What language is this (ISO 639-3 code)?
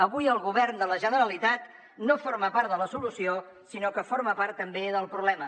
cat